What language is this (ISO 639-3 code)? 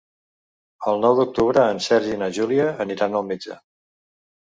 cat